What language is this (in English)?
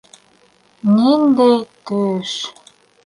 Bashkir